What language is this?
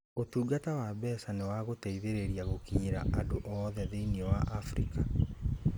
Kikuyu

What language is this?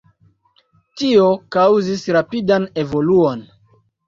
Esperanto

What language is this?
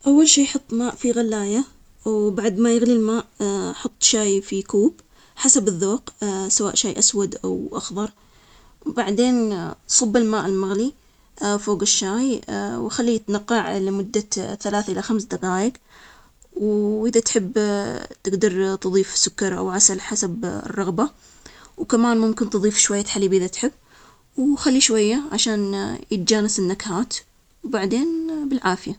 Omani Arabic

